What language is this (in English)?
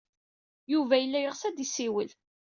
Kabyle